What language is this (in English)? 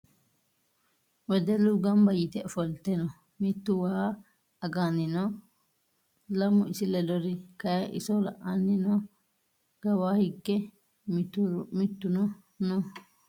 Sidamo